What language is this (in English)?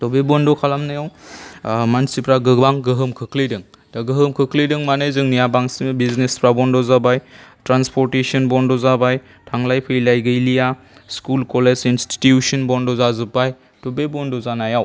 Bodo